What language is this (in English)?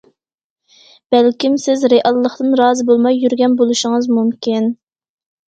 Uyghur